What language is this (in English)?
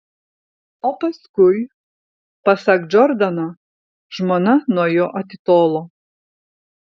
Lithuanian